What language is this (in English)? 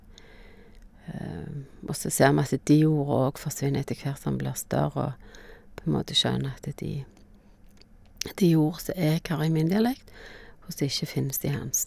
Norwegian